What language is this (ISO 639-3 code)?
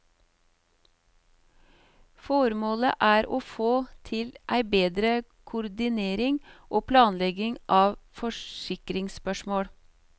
nor